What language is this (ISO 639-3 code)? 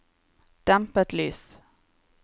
nor